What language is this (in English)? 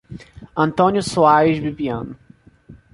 Portuguese